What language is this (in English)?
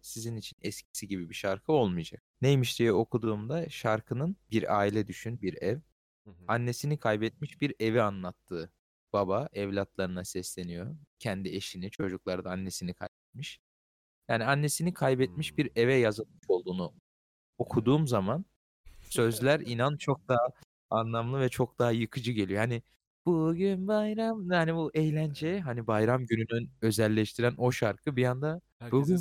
Turkish